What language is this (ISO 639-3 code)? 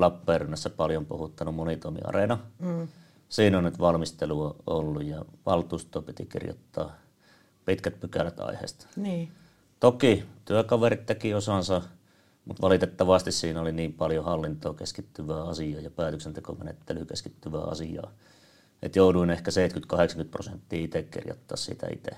fin